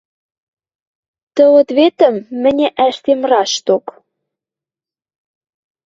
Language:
Western Mari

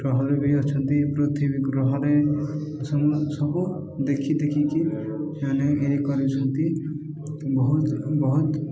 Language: Odia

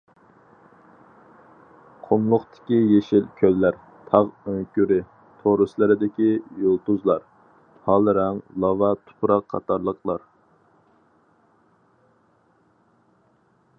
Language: Uyghur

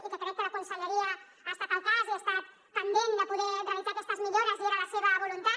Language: Catalan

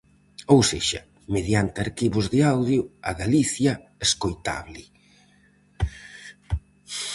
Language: Galician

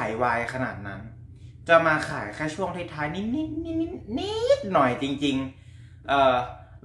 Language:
Thai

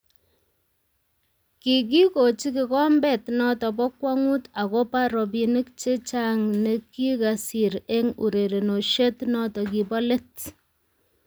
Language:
Kalenjin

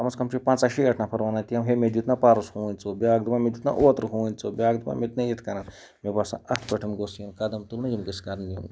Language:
Kashmiri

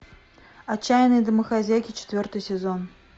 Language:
Russian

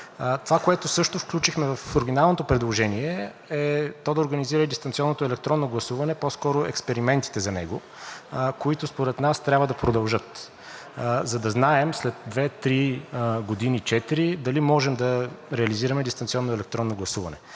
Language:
Bulgarian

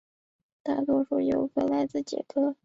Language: Chinese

